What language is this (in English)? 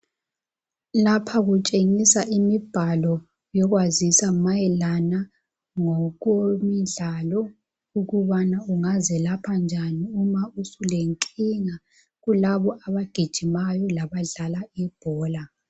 North Ndebele